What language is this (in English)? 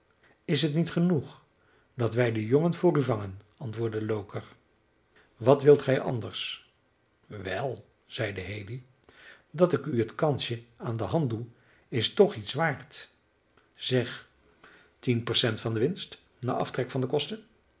Dutch